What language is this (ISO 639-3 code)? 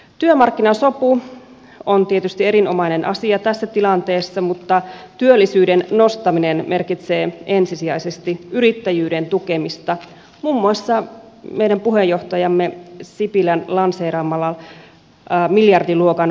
fin